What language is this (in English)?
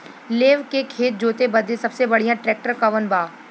Bhojpuri